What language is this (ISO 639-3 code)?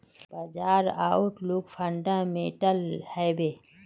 mag